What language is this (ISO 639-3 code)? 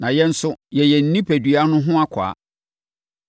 aka